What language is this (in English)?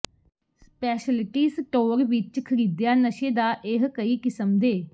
Punjabi